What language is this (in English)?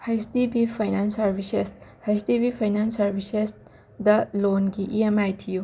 Manipuri